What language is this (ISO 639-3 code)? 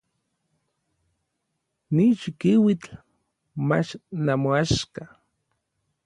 nlv